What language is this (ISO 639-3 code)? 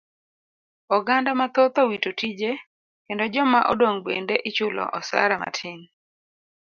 luo